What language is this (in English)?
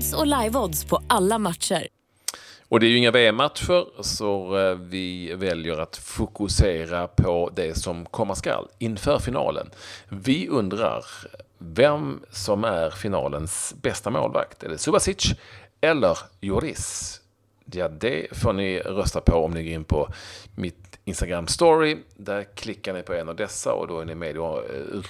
Swedish